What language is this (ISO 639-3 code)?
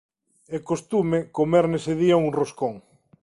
glg